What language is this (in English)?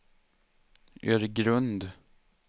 Swedish